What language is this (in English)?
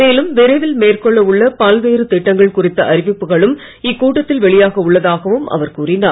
Tamil